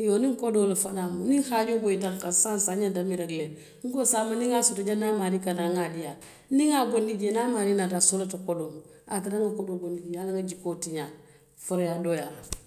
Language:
Western Maninkakan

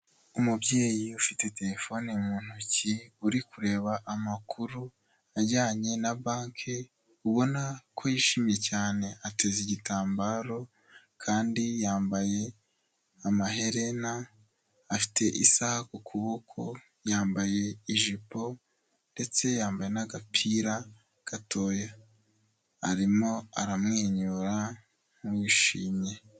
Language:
Kinyarwanda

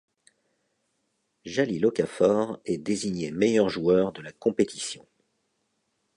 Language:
French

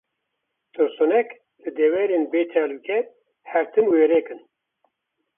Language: Kurdish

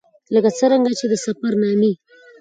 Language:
Pashto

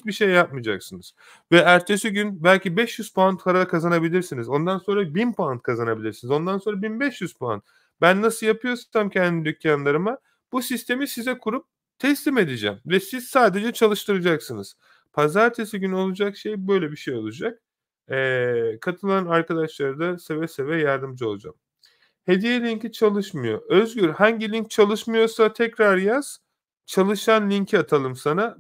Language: Turkish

